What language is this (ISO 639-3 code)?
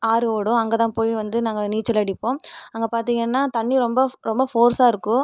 tam